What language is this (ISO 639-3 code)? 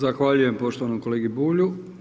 hrv